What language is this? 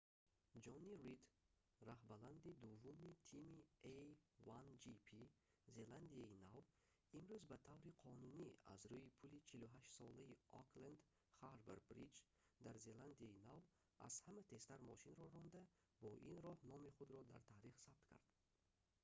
Tajik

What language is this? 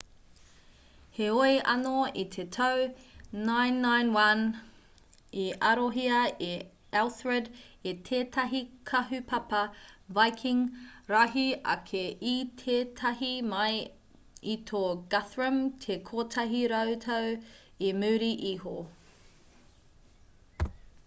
Māori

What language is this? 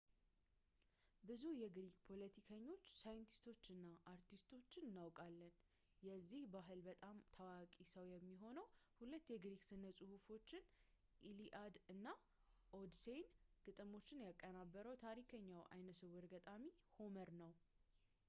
Amharic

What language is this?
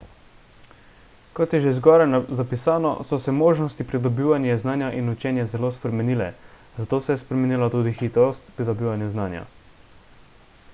Slovenian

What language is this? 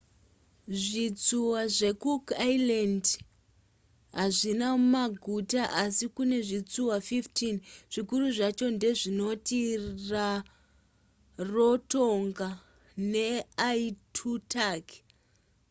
Shona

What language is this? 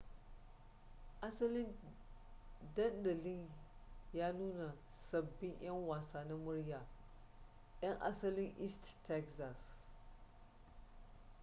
Hausa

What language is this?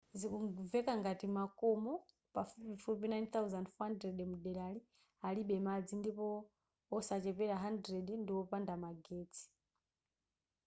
Nyanja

